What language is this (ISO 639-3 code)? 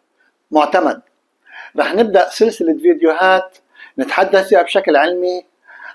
ara